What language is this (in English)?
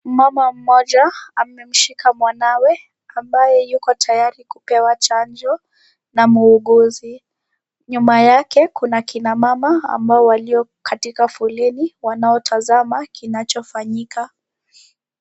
Swahili